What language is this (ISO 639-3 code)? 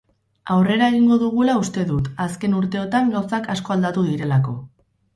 eus